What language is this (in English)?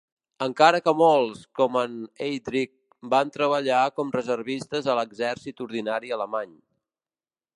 Catalan